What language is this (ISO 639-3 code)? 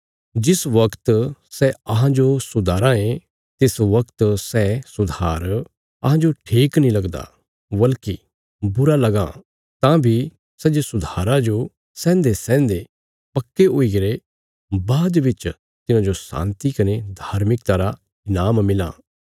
kfs